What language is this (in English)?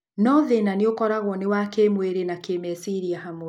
Kikuyu